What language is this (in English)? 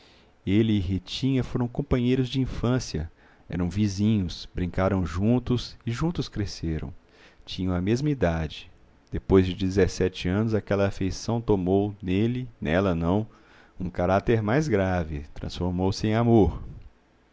Portuguese